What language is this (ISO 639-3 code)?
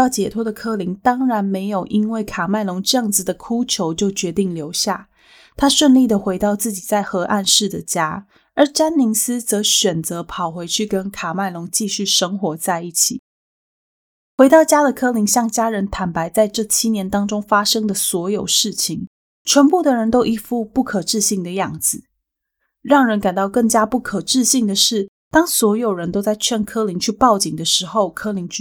zho